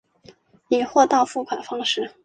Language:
Chinese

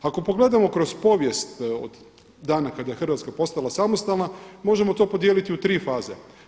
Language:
Croatian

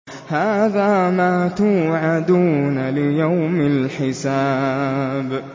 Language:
Arabic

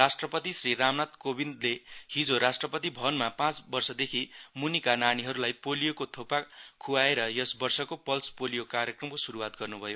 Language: Nepali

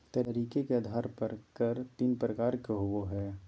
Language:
Magahi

